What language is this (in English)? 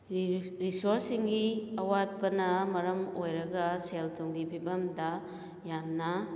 Manipuri